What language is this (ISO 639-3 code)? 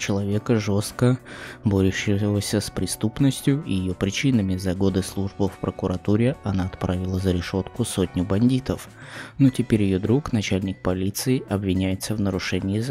rus